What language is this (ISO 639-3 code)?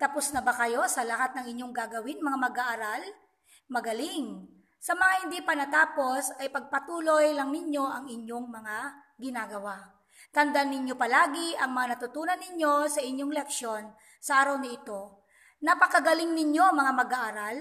fil